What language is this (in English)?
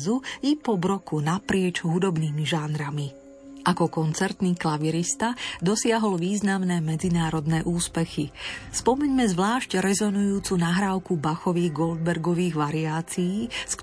Slovak